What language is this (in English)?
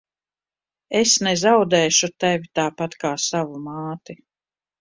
Latvian